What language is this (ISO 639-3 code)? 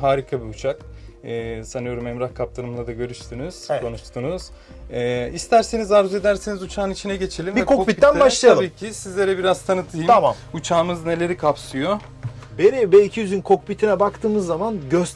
tur